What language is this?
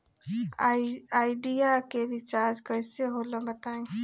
Bhojpuri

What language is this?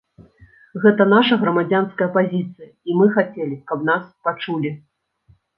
Belarusian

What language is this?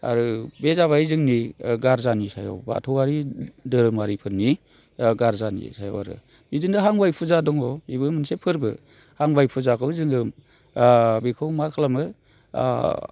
Bodo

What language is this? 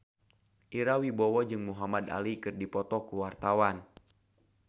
Sundanese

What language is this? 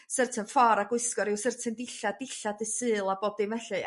Welsh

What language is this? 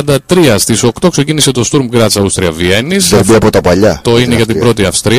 Greek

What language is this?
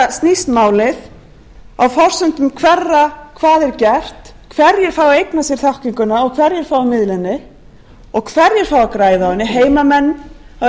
Icelandic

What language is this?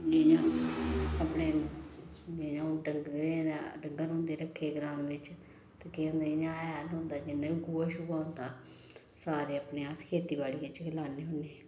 Dogri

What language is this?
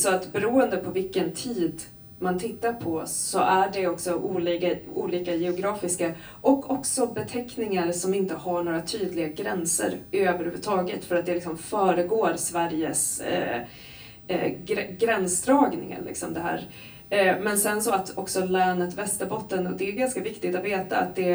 Swedish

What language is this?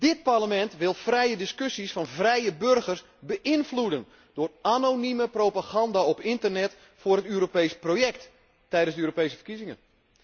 Dutch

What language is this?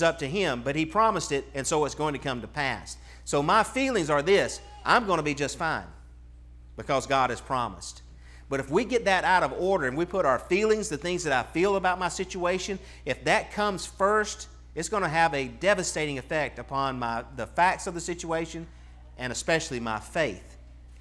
English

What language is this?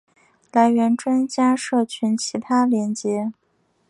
Chinese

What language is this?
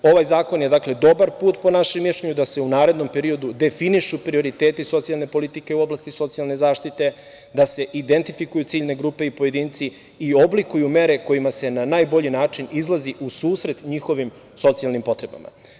Serbian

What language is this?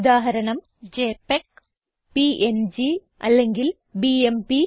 Malayalam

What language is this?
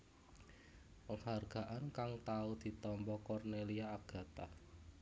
Javanese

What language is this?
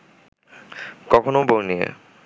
Bangla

